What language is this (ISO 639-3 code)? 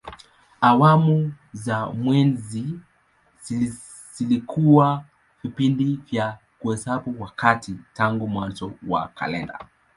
swa